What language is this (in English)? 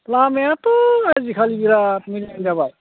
Bodo